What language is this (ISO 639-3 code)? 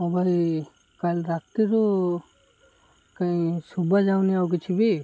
ori